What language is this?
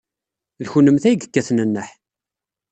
Kabyle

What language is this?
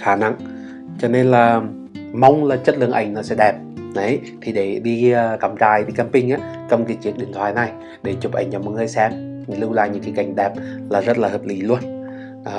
Vietnamese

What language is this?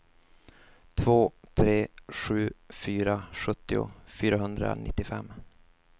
Swedish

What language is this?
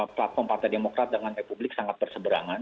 Indonesian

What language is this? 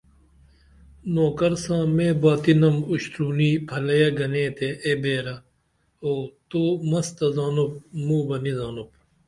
Dameli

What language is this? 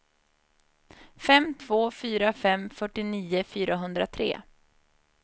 Swedish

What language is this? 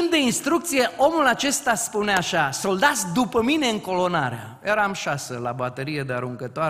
Romanian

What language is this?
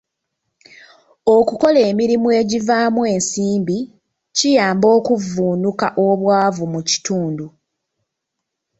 Ganda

